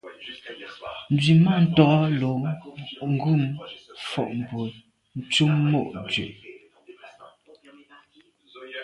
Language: Medumba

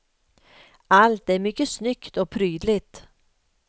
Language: Swedish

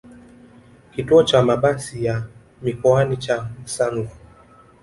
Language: Swahili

